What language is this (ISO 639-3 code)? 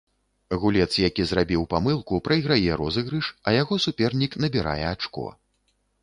bel